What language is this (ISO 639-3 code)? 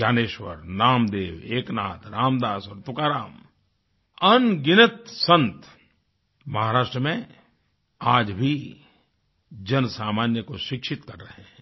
hin